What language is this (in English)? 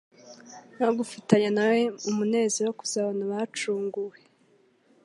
Kinyarwanda